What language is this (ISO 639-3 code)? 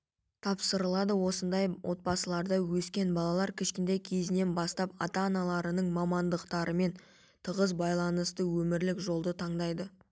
kaz